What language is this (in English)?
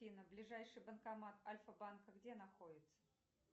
Russian